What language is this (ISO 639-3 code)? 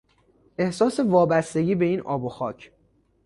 fas